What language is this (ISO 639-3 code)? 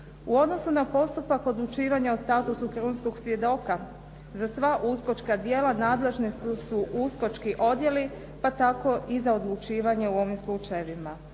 hrv